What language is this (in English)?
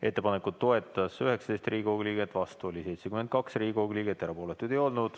Estonian